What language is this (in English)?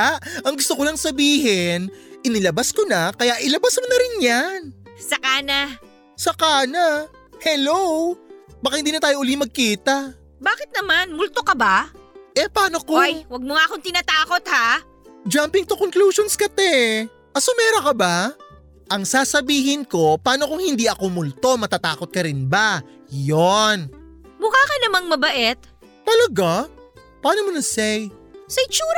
Filipino